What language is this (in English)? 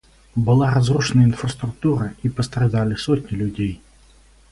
Russian